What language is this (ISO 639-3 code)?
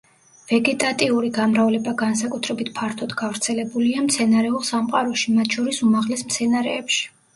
kat